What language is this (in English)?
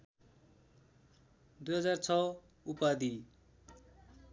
Nepali